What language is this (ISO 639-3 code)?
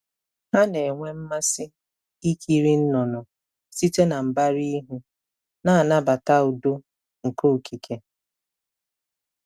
ibo